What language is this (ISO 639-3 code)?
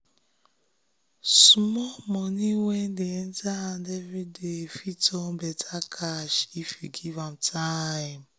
pcm